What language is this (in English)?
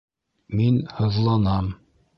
Bashkir